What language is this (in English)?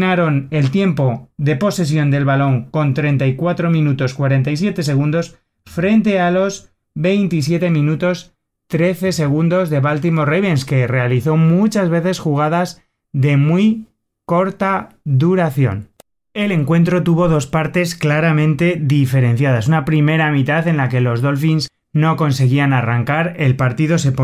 Spanish